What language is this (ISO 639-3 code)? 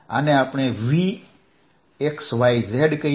guj